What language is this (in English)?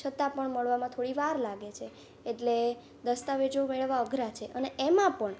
Gujarati